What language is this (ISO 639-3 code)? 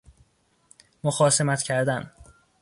fas